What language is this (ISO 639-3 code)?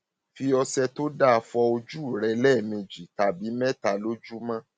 yor